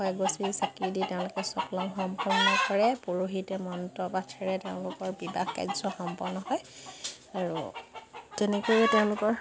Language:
Assamese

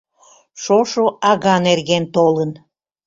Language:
Mari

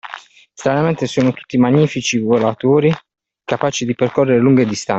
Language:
Italian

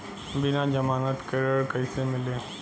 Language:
Bhojpuri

